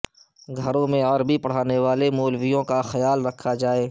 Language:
Urdu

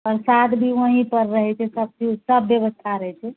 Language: Maithili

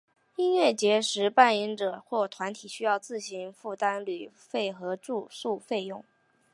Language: Chinese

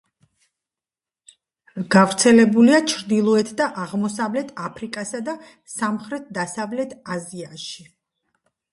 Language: Georgian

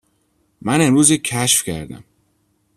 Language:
Persian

